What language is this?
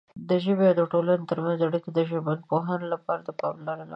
Pashto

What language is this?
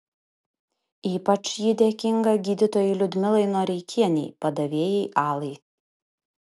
Lithuanian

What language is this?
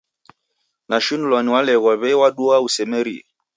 Taita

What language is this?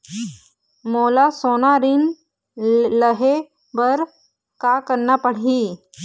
Chhattisgarhi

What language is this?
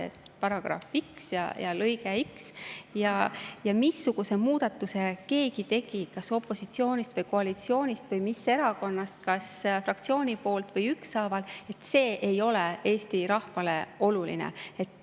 Estonian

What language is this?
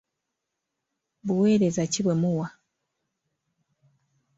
Ganda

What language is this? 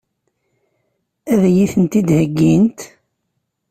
Kabyle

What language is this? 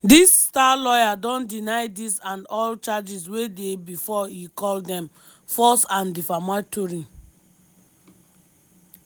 Nigerian Pidgin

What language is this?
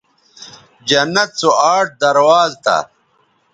Bateri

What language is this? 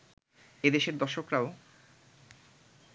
Bangla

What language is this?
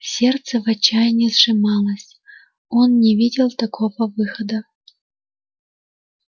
Russian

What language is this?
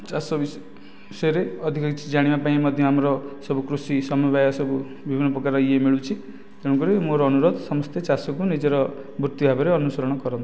Odia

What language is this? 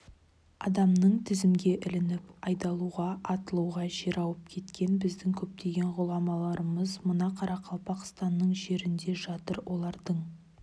Kazakh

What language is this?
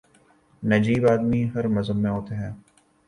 Urdu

